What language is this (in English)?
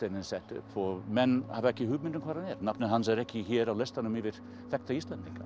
Icelandic